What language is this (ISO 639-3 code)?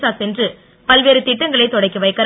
tam